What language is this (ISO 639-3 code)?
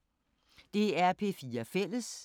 dan